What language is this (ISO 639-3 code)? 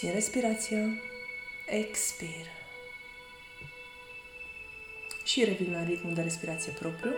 ron